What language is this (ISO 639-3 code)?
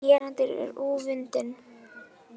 isl